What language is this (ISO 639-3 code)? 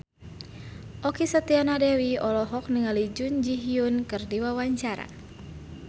sun